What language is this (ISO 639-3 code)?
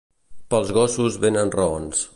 cat